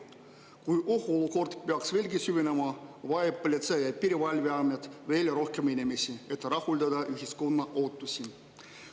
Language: Estonian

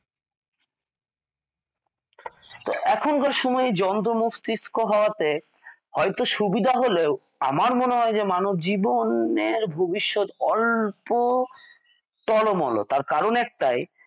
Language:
Bangla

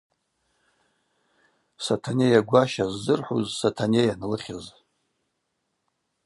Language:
Abaza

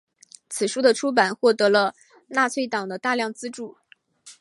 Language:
Chinese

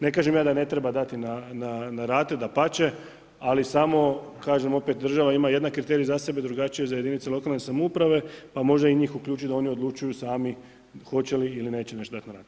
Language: Croatian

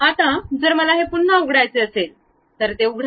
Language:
Marathi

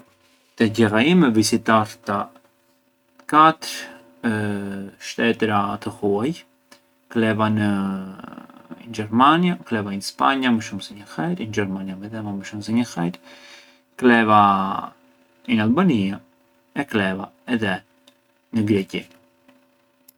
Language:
Arbëreshë Albanian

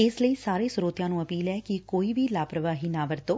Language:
Punjabi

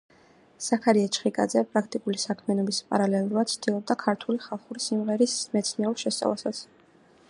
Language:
Georgian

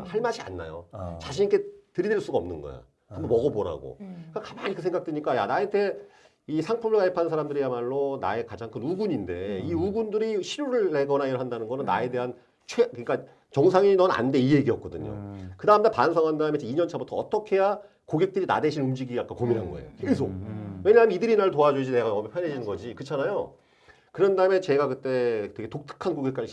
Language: Korean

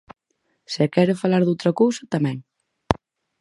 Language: Galician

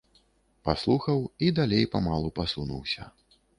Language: Belarusian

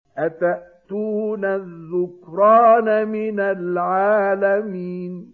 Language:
Arabic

